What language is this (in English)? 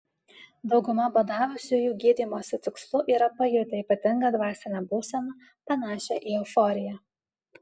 Lithuanian